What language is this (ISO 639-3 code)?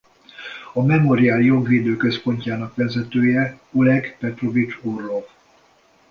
hun